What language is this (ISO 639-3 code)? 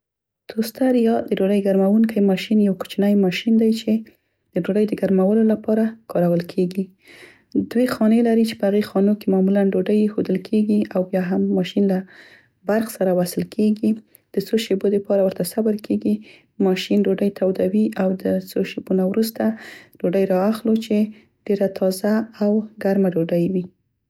pst